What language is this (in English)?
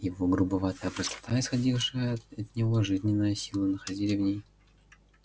Russian